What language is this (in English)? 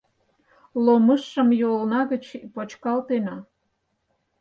Mari